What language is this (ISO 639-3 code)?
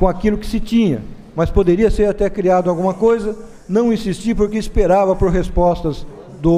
por